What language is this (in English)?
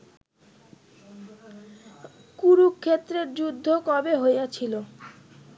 Bangla